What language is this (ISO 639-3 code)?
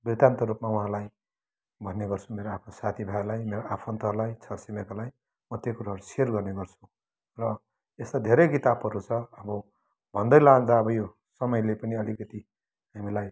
nep